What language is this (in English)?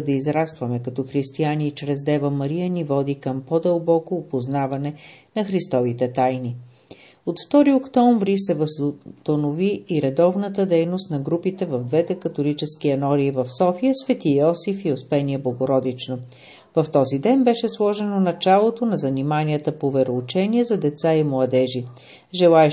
Bulgarian